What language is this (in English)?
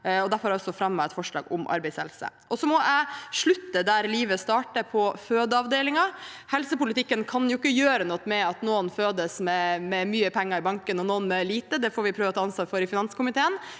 Norwegian